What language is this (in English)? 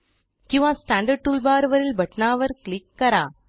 Marathi